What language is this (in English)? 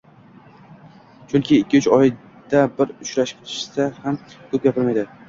Uzbek